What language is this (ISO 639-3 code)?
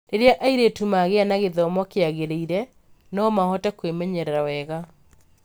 kik